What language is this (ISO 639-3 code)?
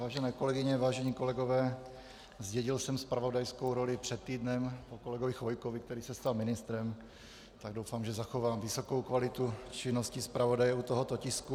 ces